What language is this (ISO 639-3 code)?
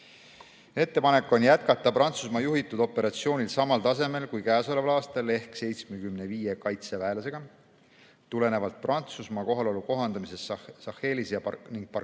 est